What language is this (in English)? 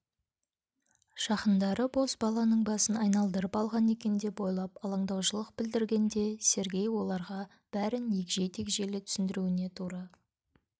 Kazakh